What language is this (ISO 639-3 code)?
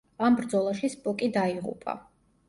kat